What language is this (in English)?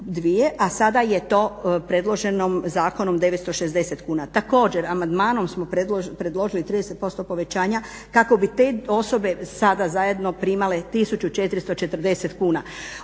Croatian